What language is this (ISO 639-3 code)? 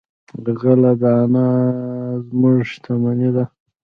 pus